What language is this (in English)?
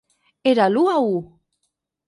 Catalan